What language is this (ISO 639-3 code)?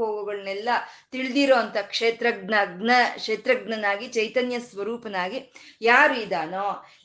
kan